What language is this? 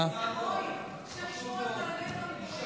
Hebrew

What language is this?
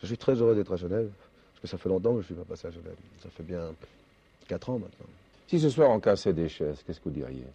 French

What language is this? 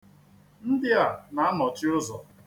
Igbo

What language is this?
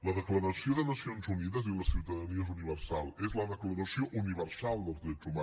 Catalan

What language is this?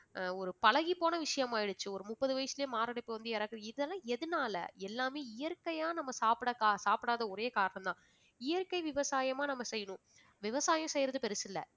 Tamil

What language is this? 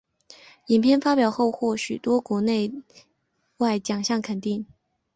Chinese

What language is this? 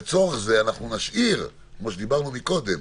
Hebrew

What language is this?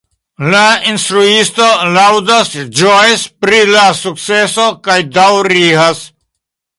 Esperanto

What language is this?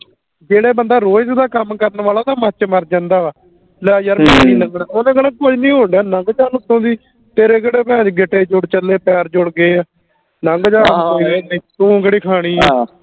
Punjabi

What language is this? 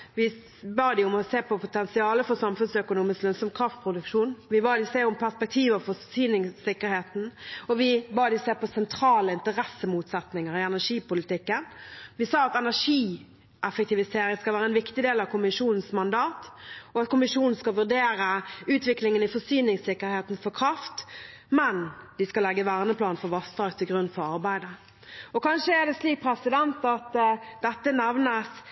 Norwegian Bokmål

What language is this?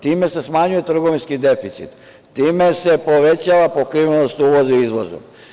Serbian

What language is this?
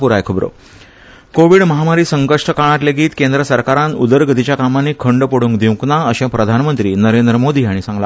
Konkani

